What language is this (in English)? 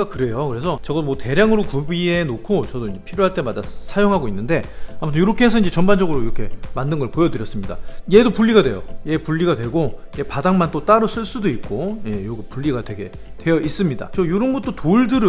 Korean